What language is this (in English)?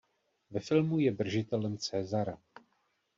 Czech